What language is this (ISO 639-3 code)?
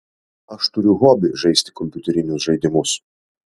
lit